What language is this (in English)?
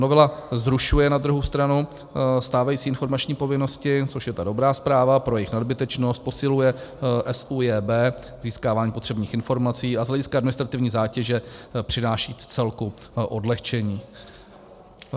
Czech